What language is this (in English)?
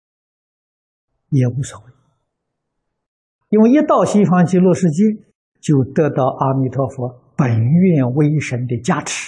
Chinese